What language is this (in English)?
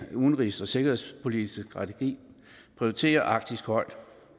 Danish